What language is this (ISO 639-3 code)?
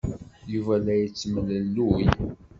kab